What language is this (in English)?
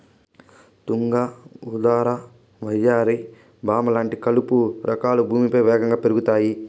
Telugu